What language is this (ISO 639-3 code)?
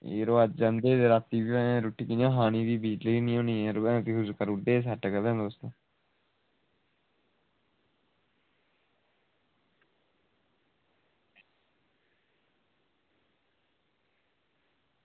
doi